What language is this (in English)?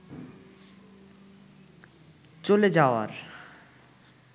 Bangla